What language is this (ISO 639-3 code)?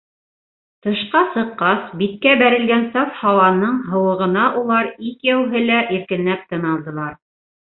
bak